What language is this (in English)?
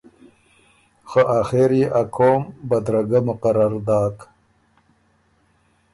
Ormuri